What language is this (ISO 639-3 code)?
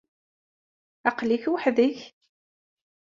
kab